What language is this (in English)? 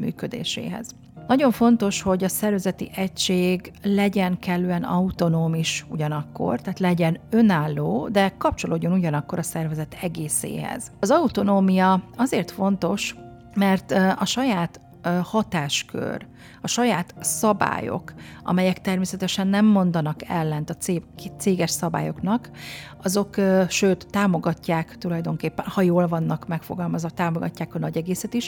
Hungarian